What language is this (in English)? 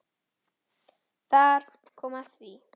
Icelandic